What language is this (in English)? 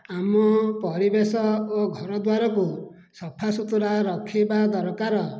Odia